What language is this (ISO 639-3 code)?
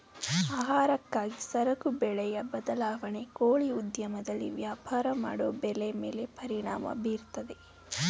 kan